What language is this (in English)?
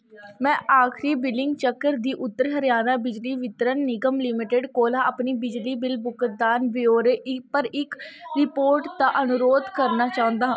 Dogri